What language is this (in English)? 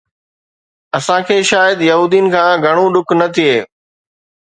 Sindhi